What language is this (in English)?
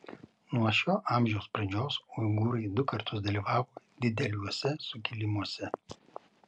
Lithuanian